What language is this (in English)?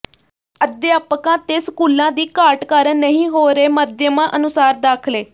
Punjabi